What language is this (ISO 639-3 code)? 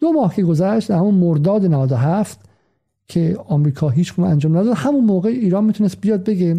fas